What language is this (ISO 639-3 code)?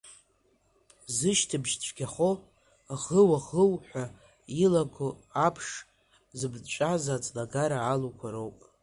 abk